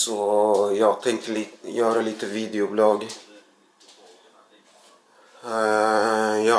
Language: Swedish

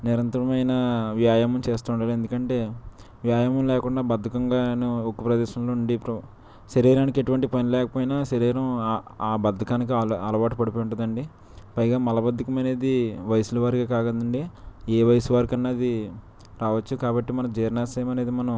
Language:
Telugu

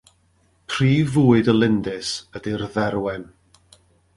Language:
Welsh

